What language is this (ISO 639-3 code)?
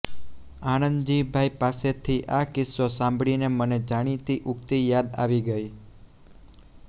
guj